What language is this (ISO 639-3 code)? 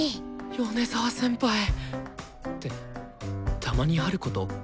jpn